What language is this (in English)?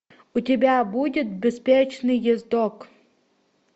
Russian